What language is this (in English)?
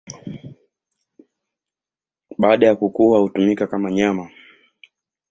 Swahili